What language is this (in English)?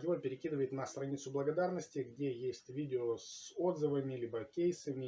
Russian